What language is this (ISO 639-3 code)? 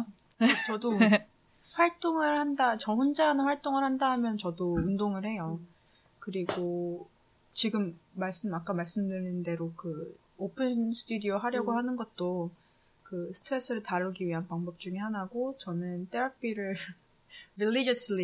kor